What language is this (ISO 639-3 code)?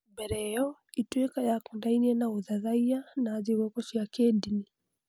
kik